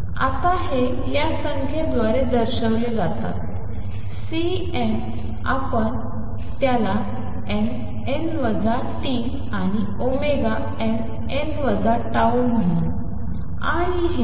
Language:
Marathi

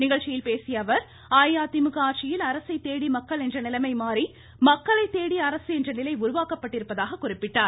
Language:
Tamil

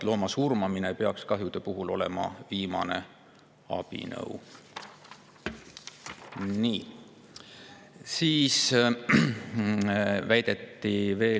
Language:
Estonian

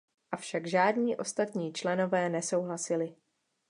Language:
Czech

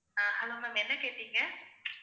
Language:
Tamil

